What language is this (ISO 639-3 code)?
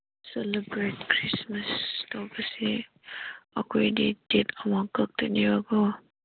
mni